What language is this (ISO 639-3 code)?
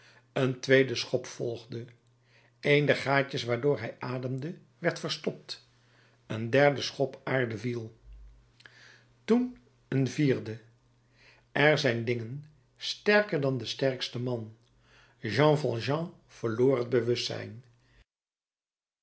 nld